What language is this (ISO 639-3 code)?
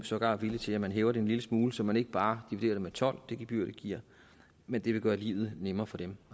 dan